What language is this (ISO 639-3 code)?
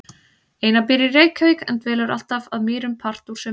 isl